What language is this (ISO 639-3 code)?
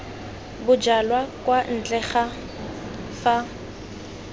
tsn